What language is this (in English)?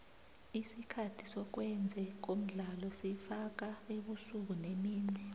South Ndebele